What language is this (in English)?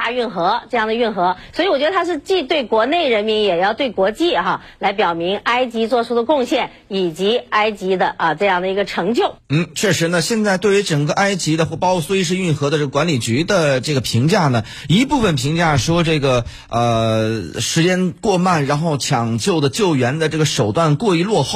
Chinese